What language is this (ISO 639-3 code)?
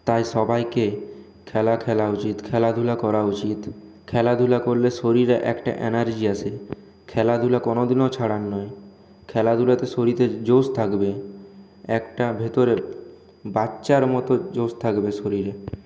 ben